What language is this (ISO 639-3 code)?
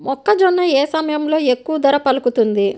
tel